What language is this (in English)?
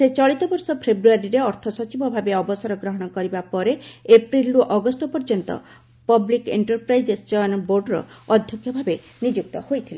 Odia